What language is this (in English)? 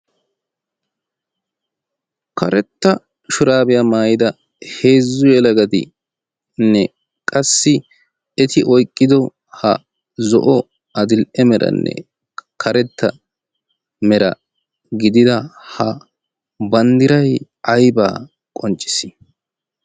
Wolaytta